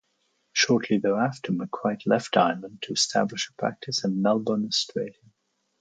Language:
English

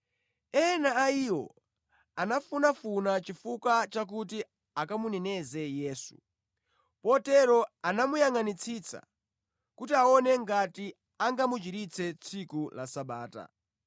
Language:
Nyanja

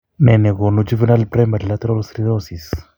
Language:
Kalenjin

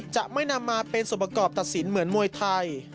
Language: Thai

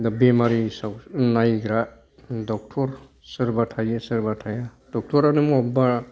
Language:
Bodo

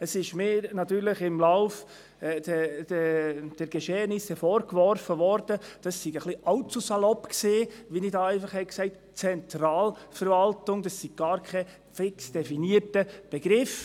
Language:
Swiss German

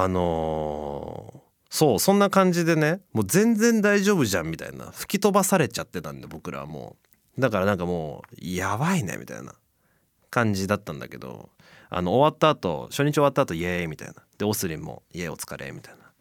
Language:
Japanese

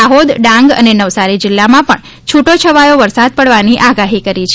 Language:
Gujarati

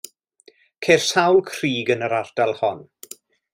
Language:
Welsh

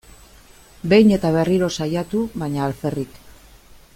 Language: Basque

